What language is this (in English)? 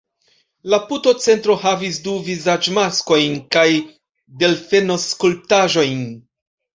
Esperanto